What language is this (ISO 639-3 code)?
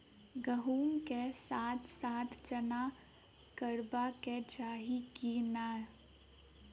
mai